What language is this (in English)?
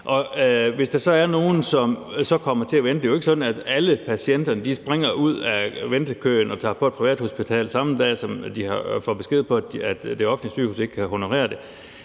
Danish